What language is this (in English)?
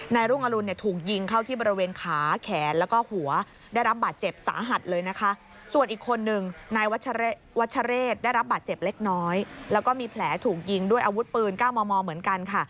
Thai